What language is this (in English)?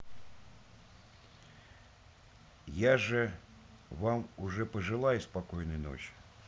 Russian